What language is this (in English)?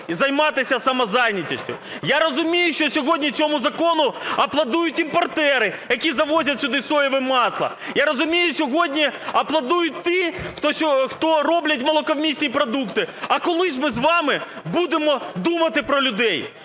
Ukrainian